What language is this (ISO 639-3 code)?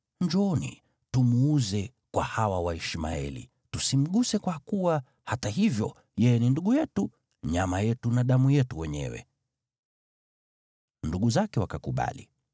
swa